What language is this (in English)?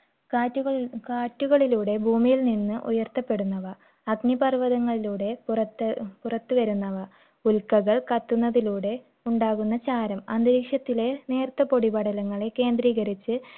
Malayalam